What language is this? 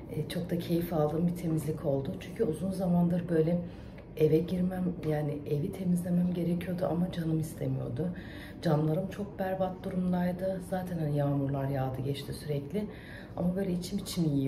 Turkish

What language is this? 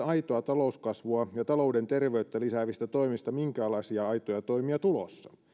Finnish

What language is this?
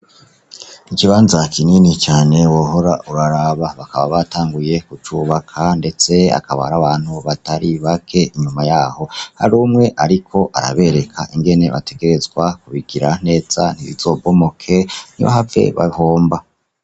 Rundi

